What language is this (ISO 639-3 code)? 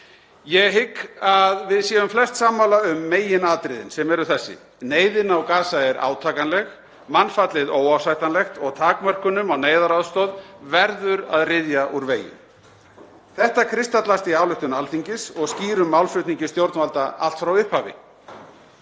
isl